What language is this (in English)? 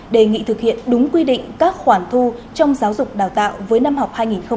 Vietnamese